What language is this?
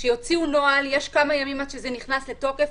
Hebrew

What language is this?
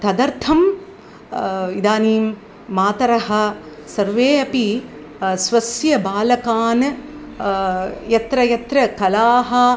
Sanskrit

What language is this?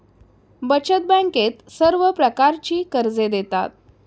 Marathi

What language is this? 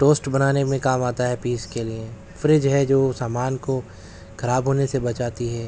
Urdu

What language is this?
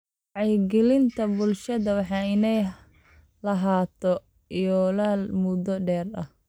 Somali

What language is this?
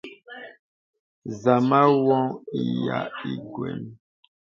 Bebele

